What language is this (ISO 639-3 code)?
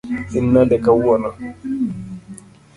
luo